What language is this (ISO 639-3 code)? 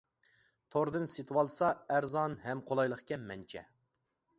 uig